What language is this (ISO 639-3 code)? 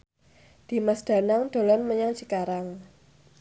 jav